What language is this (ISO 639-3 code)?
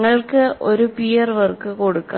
mal